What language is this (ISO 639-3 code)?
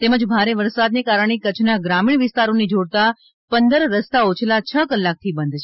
guj